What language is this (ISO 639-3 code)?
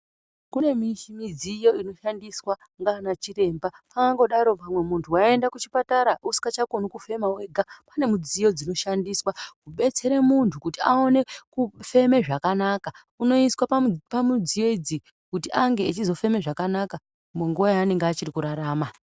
ndc